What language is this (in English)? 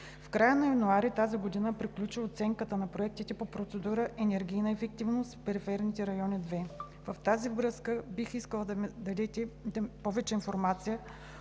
Bulgarian